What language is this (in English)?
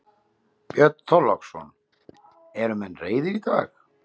Icelandic